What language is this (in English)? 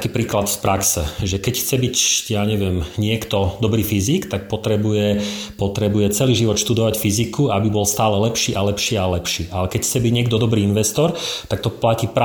Slovak